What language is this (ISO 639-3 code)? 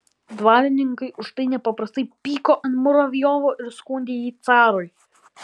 lit